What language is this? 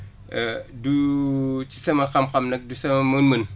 Wolof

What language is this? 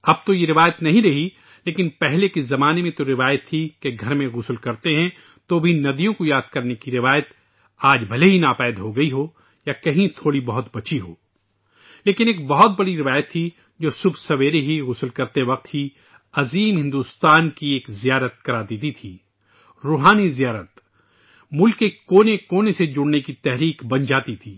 Urdu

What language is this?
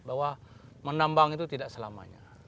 Indonesian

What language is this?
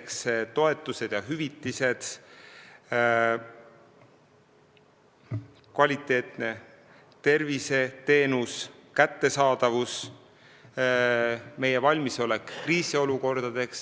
Estonian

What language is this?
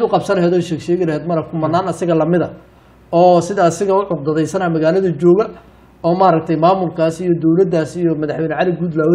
Arabic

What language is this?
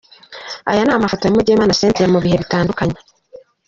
Kinyarwanda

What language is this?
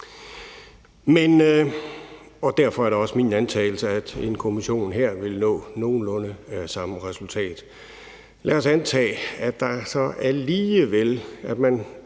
Danish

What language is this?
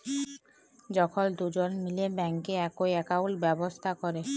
Bangla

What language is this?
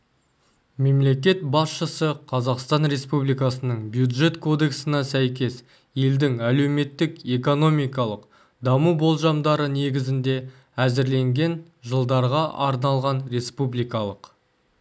Kazakh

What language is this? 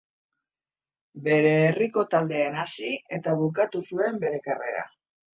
Basque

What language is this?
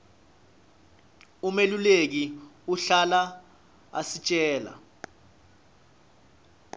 Swati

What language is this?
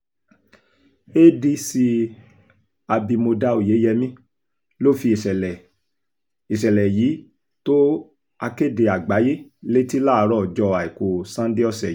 Yoruba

